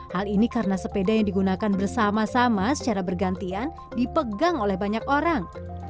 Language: Indonesian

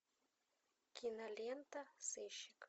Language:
Russian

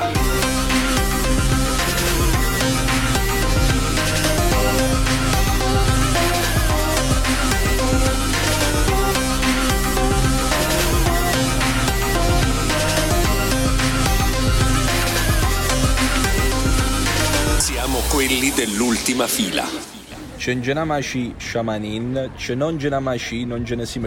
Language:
Italian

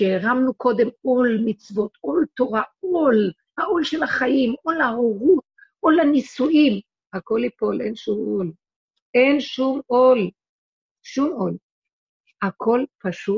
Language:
Hebrew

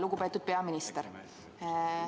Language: Estonian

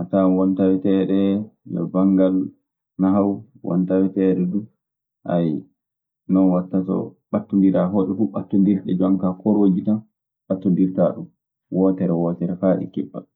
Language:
Maasina Fulfulde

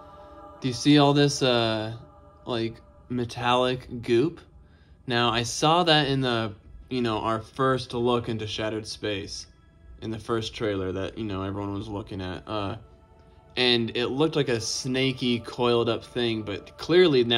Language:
English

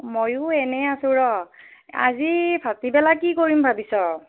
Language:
Assamese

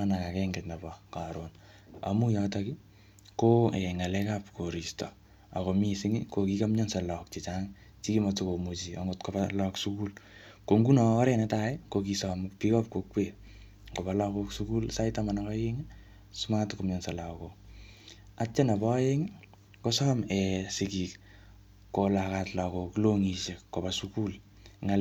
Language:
Kalenjin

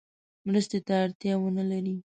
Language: Pashto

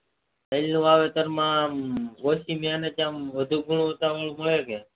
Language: Gujarati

